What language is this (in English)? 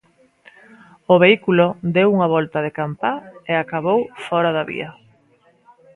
Galician